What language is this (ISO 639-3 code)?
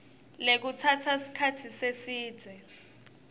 ssw